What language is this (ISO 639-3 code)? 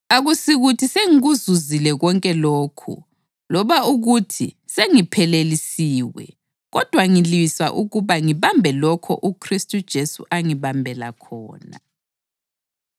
nde